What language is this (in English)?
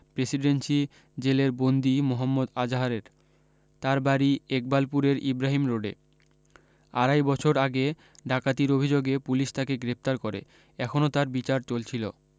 Bangla